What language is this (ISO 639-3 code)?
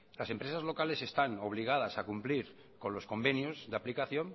spa